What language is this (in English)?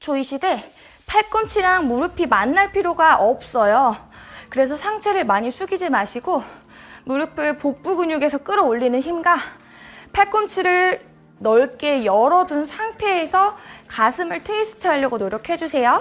Korean